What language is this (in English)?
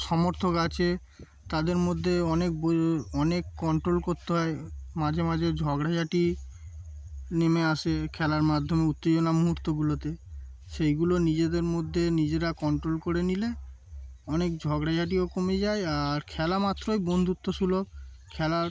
Bangla